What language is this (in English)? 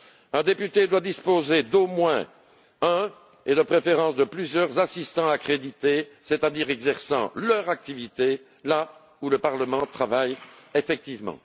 French